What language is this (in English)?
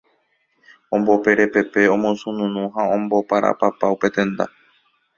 Guarani